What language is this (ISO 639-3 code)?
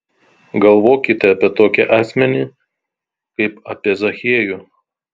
lit